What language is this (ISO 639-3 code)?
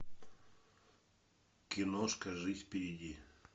rus